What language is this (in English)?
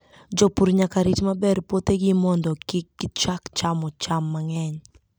Luo (Kenya and Tanzania)